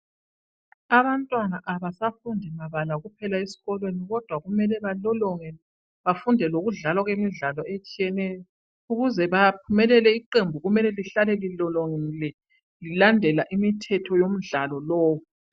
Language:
North Ndebele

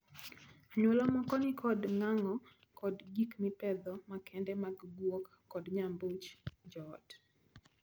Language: Luo (Kenya and Tanzania)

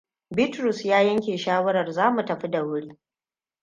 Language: Hausa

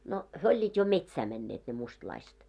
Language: Finnish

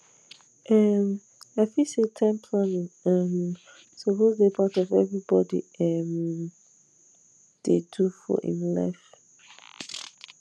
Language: Nigerian Pidgin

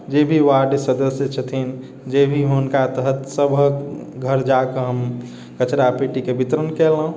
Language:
Maithili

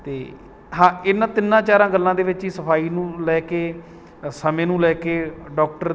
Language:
Punjabi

